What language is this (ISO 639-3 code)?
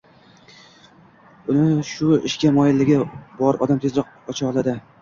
uzb